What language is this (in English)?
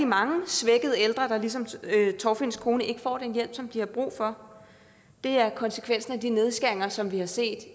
Danish